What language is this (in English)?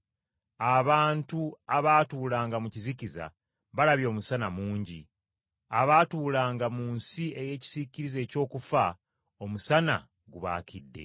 Ganda